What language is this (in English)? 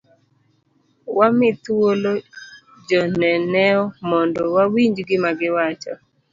Luo (Kenya and Tanzania)